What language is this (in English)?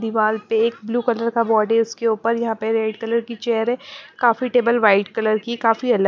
Hindi